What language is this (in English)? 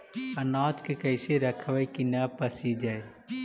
Magahi